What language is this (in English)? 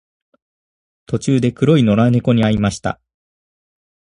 Japanese